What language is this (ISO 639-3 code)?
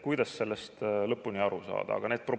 est